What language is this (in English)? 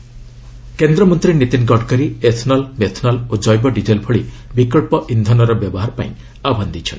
Odia